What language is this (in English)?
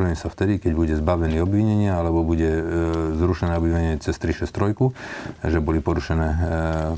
Slovak